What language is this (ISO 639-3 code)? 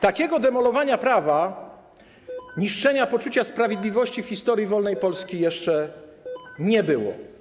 pol